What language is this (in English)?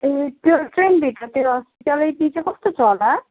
Nepali